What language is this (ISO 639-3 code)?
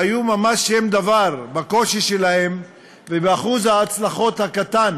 heb